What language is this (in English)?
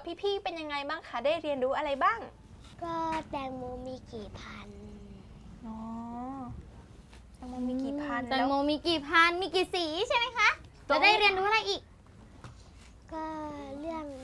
Thai